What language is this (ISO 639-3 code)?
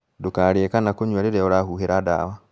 kik